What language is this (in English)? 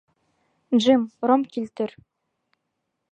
Bashkir